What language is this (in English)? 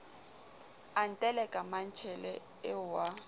Southern Sotho